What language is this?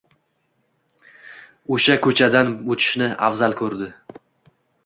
Uzbek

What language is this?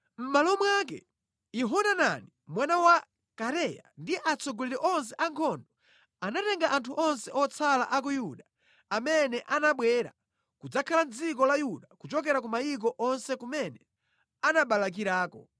Nyanja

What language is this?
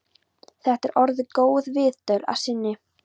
Icelandic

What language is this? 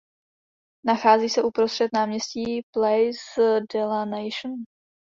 Czech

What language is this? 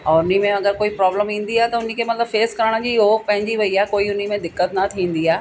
Sindhi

